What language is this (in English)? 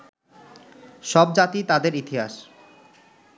Bangla